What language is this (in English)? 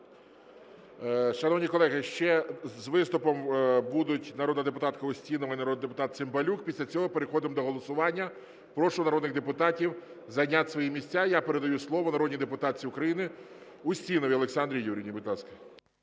Ukrainian